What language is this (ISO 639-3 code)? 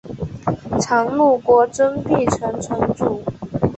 zho